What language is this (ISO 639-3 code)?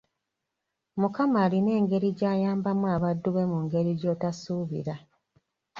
lug